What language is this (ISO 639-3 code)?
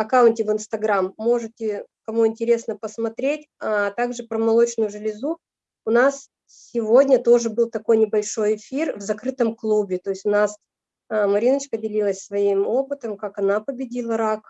rus